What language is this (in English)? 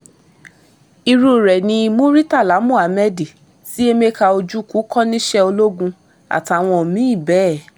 Yoruba